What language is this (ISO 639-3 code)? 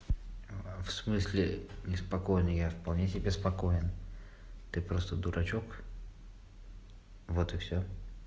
rus